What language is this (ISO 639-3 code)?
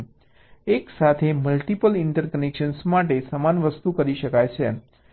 guj